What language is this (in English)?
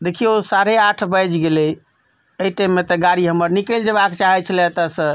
Maithili